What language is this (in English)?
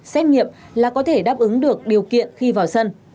Vietnamese